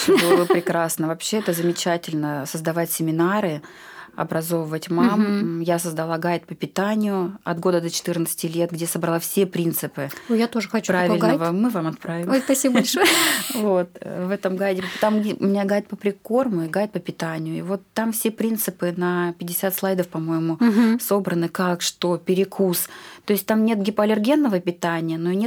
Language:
Russian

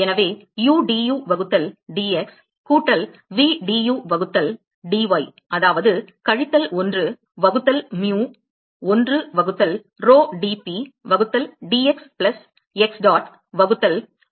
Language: Tamil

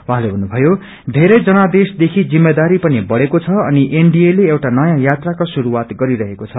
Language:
Nepali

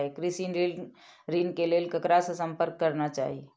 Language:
Maithili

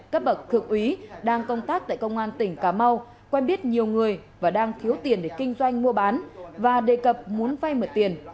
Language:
Vietnamese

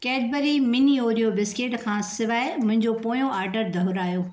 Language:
Sindhi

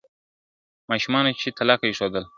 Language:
Pashto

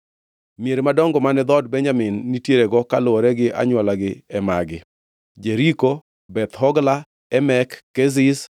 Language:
Luo (Kenya and Tanzania)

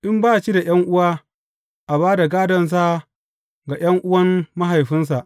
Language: Hausa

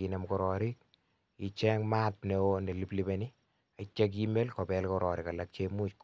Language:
Kalenjin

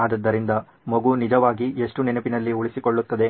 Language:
Kannada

